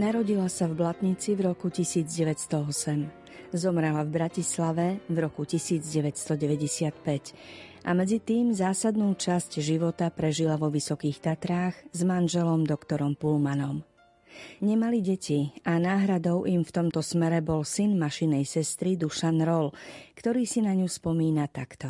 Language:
Slovak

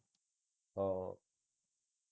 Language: Punjabi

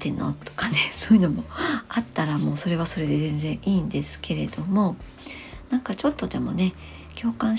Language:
Japanese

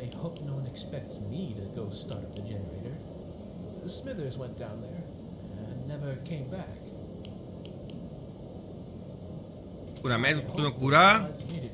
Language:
Spanish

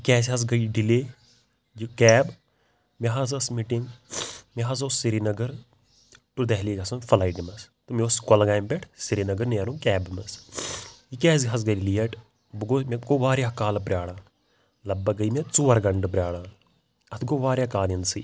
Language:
Kashmiri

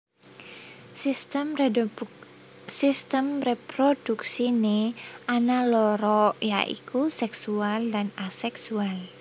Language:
Javanese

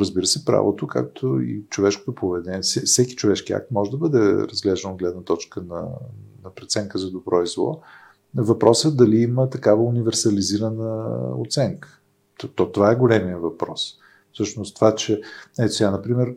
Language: Bulgarian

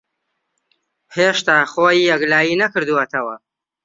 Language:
Central Kurdish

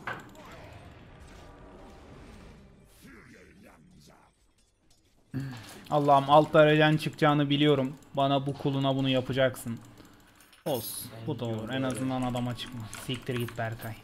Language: Turkish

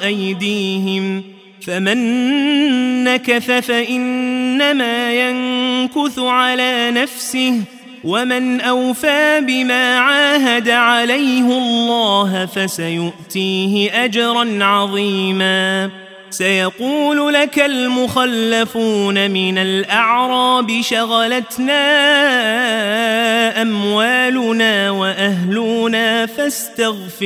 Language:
Arabic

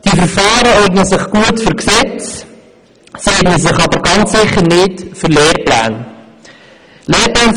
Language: Swiss German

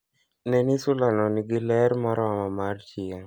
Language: Luo (Kenya and Tanzania)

